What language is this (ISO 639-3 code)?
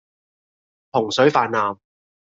yue